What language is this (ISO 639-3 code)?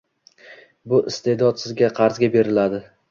uzb